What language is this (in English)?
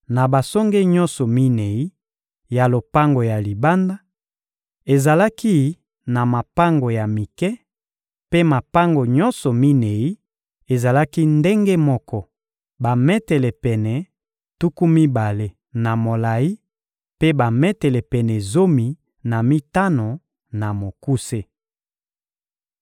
Lingala